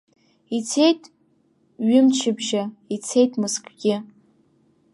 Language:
Abkhazian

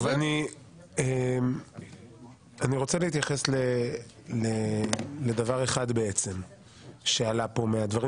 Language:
Hebrew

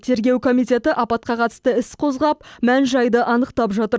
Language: Kazakh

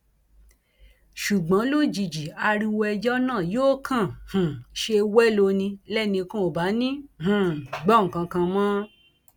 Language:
Yoruba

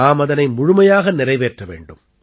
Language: Tamil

